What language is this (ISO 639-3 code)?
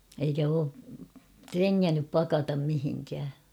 fin